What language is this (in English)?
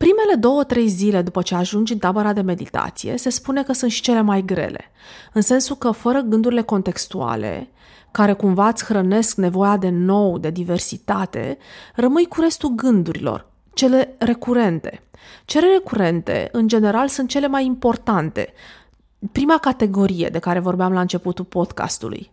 Romanian